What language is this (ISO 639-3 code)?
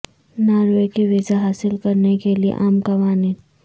urd